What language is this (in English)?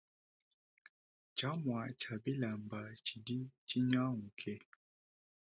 Luba-Lulua